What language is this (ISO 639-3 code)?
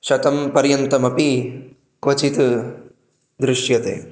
san